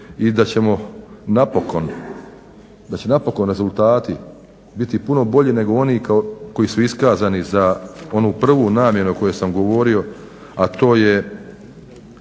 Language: Croatian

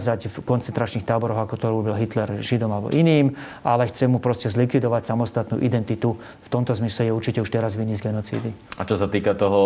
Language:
Slovak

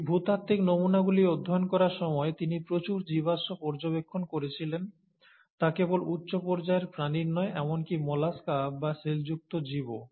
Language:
Bangla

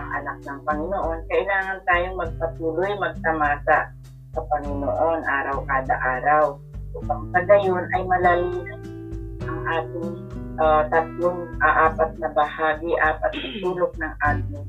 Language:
Filipino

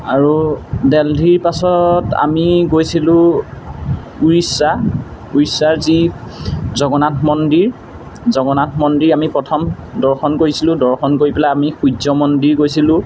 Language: Assamese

